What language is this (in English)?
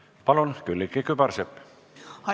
Estonian